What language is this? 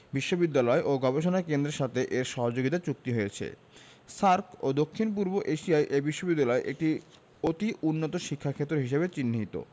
Bangla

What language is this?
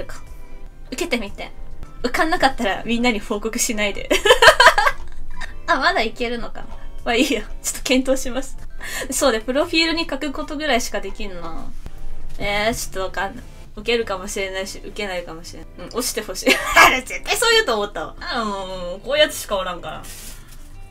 Japanese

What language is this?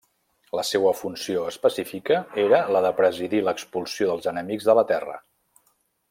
Catalan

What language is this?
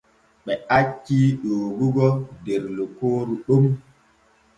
Borgu Fulfulde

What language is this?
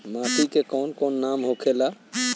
Bhojpuri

